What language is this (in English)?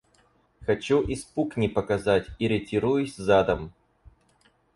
Russian